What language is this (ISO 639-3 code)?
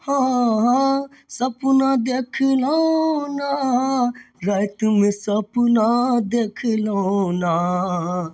mai